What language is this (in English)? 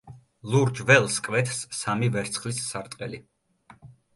Georgian